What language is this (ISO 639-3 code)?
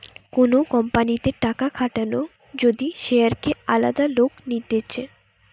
ben